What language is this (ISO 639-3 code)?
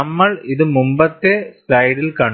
mal